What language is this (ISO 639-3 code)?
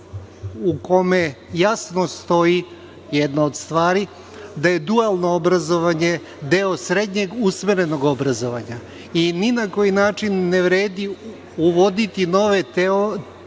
srp